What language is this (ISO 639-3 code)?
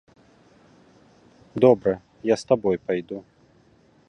bel